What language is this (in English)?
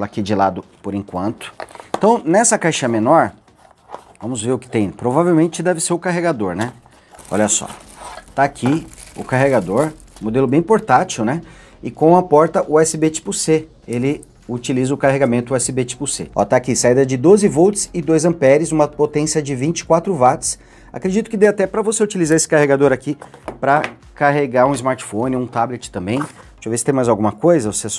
Portuguese